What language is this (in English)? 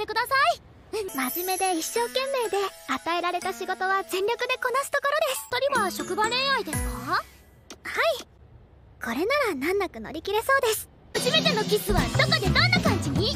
Japanese